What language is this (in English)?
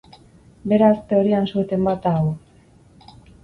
Basque